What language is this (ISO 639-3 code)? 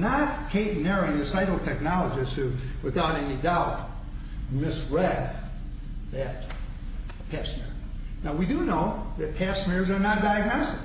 eng